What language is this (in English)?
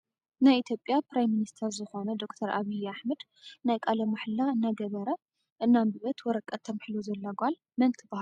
Tigrinya